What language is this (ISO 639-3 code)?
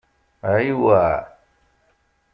kab